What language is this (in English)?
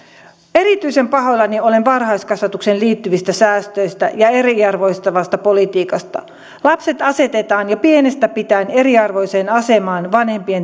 Finnish